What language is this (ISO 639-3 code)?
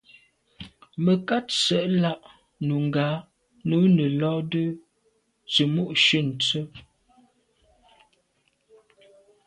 byv